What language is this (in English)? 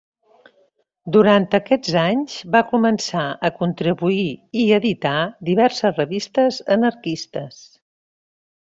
Catalan